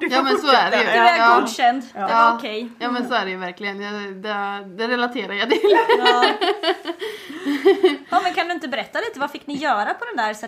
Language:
Swedish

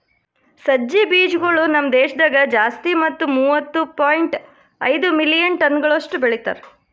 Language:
Kannada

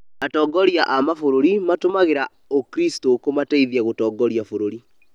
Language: Kikuyu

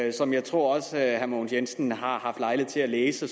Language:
Danish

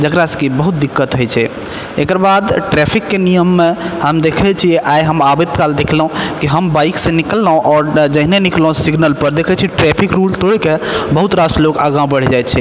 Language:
Maithili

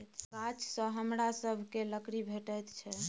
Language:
Maithili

